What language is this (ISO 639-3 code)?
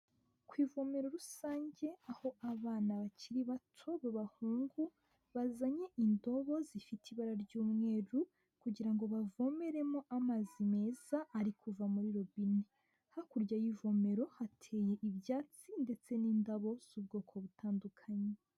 kin